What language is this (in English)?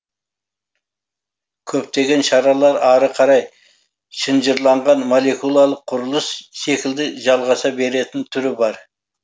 Kazakh